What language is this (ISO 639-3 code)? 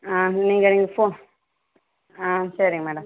tam